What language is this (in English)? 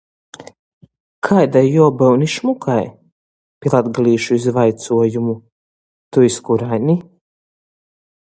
Latgalian